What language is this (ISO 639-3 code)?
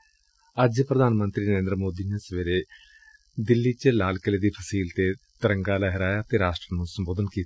pan